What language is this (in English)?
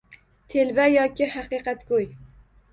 Uzbek